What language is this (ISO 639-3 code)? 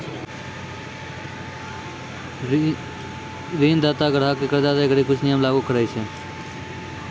mai